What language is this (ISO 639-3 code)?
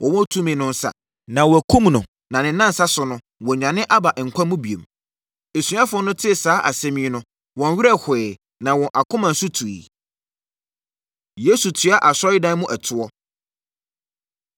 aka